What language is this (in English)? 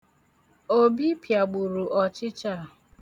Igbo